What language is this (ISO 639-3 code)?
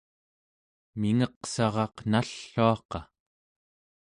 esu